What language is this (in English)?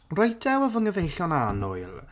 Welsh